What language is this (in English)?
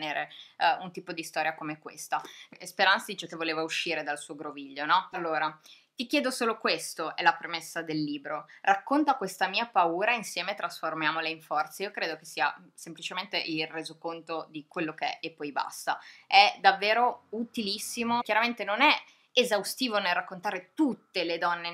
Italian